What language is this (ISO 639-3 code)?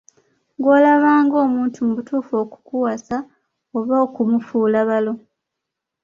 lug